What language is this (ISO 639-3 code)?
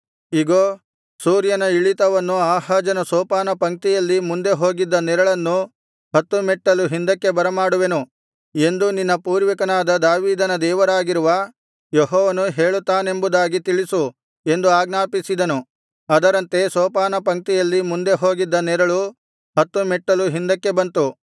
kan